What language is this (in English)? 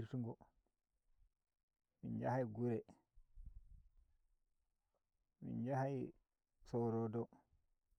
Nigerian Fulfulde